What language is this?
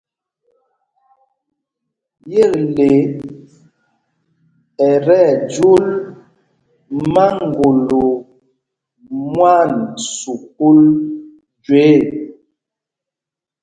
Mpumpong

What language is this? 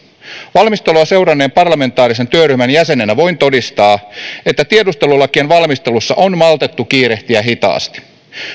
Finnish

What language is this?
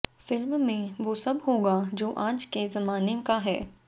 Hindi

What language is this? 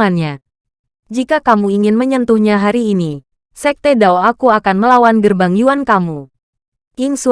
Indonesian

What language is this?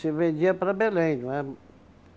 Portuguese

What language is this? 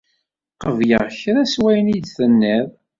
Kabyle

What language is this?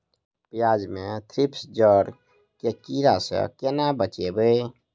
Maithili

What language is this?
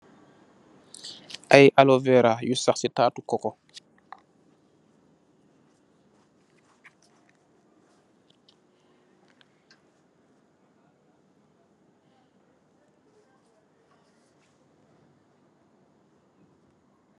Wolof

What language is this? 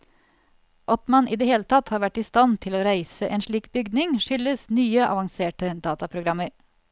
Norwegian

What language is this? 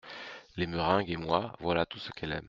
French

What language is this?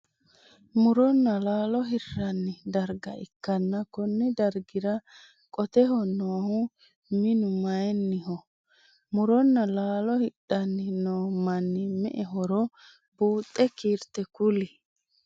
Sidamo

